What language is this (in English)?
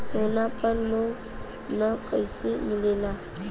Bhojpuri